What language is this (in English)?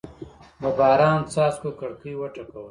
Pashto